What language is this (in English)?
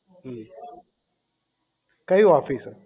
Gujarati